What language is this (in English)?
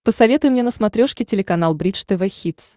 Russian